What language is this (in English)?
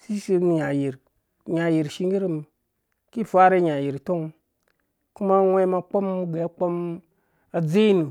Dũya